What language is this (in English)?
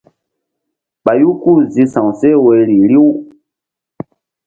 Mbum